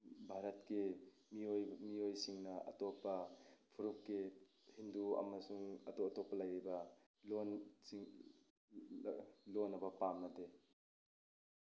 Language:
Manipuri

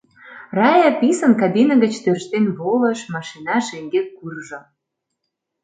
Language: Mari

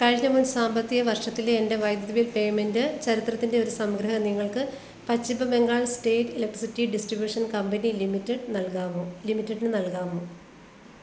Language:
Malayalam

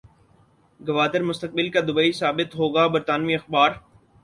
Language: Urdu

